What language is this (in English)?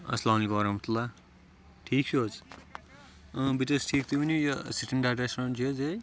Kashmiri